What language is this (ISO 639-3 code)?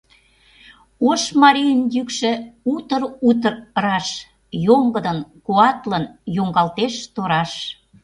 chm